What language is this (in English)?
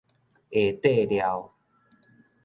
Min Nan Chinese